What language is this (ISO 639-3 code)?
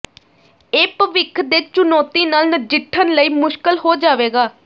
pan